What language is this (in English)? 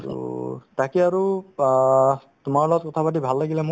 Assamese